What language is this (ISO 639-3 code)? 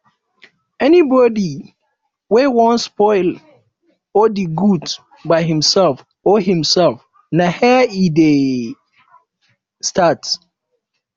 pcm